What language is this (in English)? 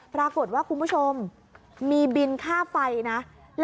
Thai